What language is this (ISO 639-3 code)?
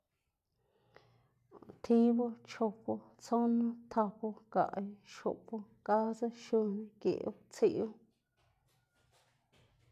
ztg